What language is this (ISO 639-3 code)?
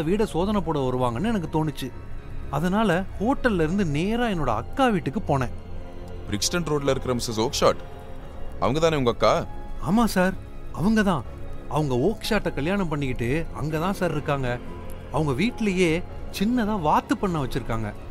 tam